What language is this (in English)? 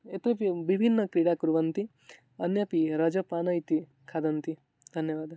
Sanskrit